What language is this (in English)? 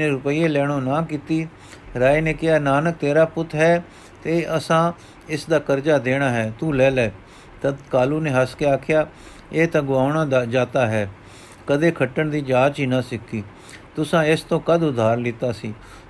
Punjabi